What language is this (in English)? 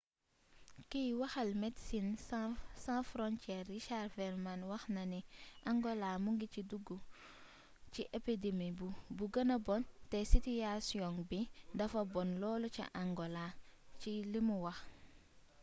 Wolof